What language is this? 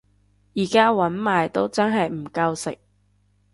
Cantonese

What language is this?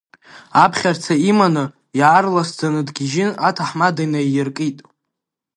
Abkhazian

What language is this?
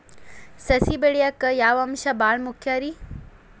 Kannada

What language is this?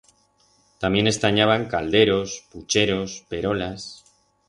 Aragonese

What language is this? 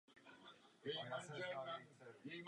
Czech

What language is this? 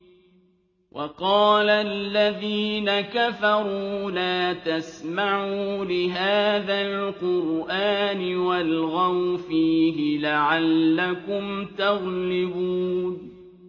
Arabic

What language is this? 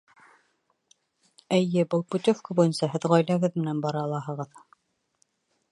Bashkir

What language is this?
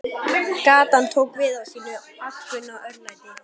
Icelandic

